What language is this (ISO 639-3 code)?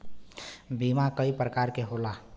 bho